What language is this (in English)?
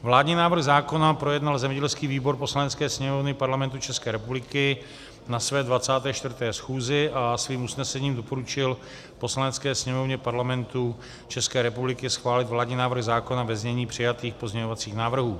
Czech